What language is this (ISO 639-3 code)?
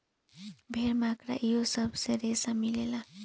bho